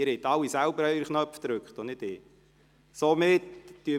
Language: Swiss German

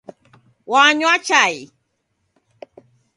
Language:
Taita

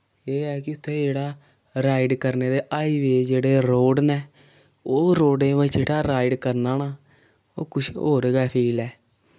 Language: Dogri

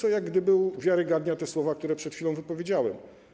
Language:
Polish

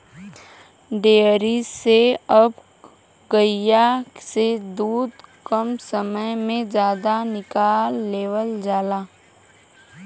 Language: Bhojpuri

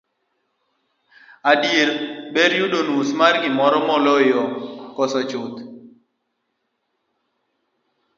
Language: Luo (Kenya and Tanzania)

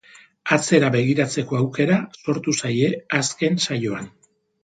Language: Basque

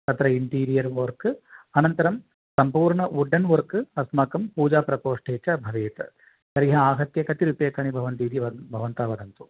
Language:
Sanskrit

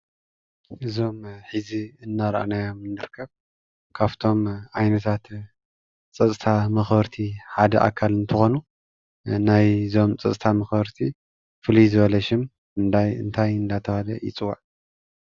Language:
Tigrinya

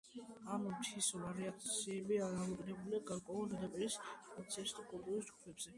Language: Georgian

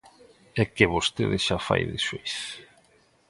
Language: Galician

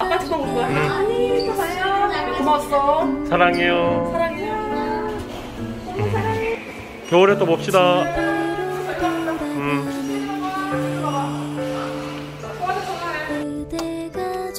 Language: Korean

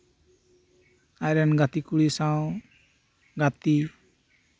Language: Santali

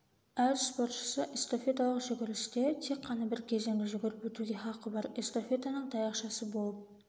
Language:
Kazakh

